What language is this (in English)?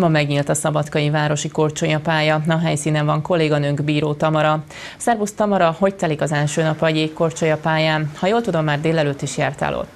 Hungarian